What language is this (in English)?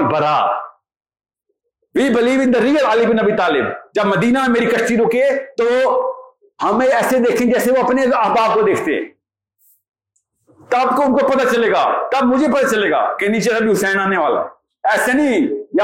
Urdu